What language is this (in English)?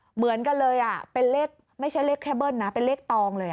Thai